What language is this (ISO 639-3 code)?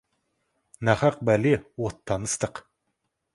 kaz